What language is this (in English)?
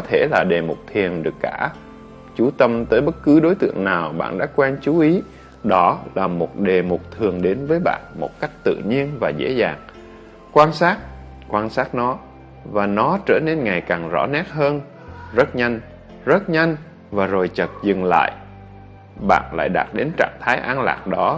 Vietnamese